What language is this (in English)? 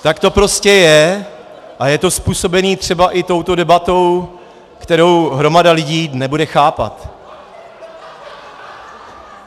Czech